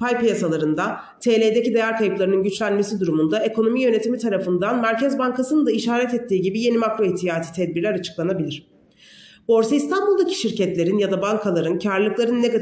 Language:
Turkish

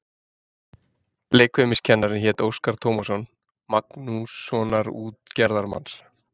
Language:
Icelandic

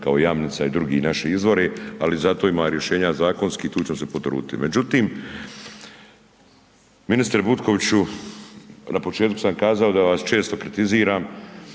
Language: Croatian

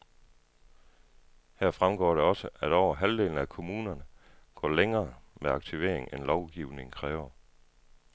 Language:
Danish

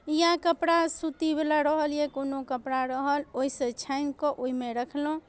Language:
Maithili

